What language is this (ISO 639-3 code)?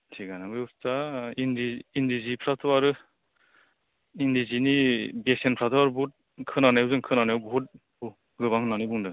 brx